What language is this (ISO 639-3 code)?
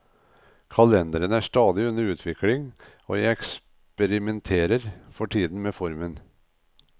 nor